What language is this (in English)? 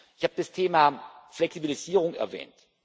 German